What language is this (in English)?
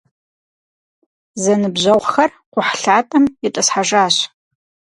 Kabardian